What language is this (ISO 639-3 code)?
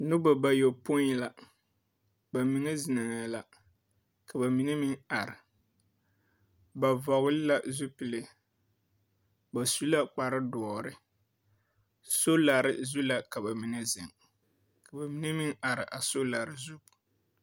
dga